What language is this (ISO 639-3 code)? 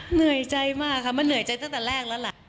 tha